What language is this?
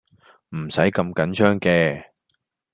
Cantonese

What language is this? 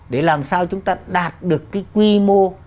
Vietnamese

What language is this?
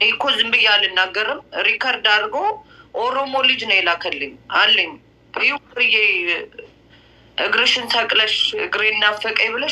Arabic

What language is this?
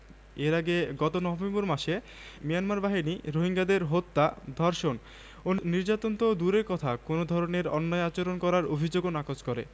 Bangla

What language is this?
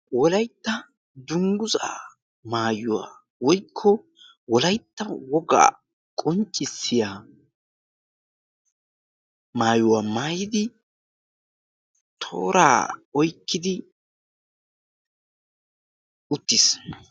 Wolaytta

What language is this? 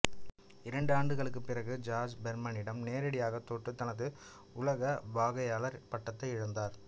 Tamil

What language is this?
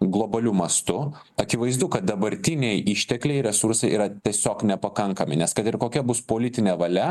Lithuanian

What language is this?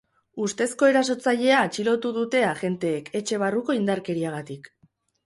Basque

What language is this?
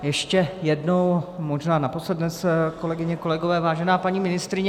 Czech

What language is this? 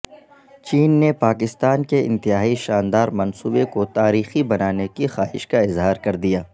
Urdu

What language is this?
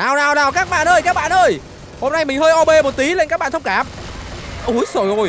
Vietnamese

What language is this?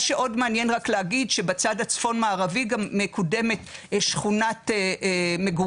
Hebrew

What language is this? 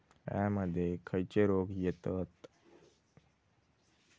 Marathi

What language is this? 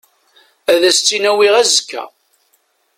Kabyle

